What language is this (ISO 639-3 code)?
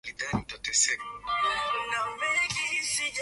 swa